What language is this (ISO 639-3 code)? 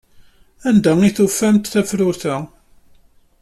kab